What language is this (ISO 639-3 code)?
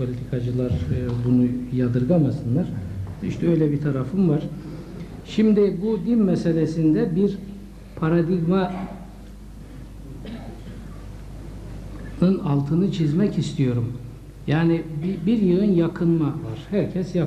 tur